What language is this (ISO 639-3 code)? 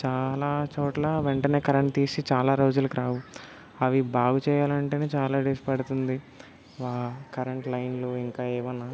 tel